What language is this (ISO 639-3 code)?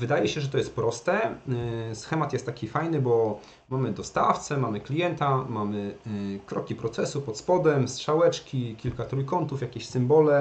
pol